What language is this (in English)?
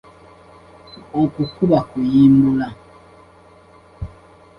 Ganda